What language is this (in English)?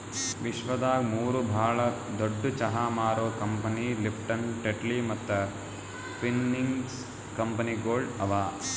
Kannada